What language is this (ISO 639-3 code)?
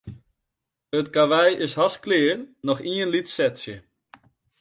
fry